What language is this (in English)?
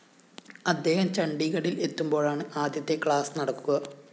Malayalam